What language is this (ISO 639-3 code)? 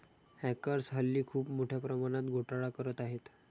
mar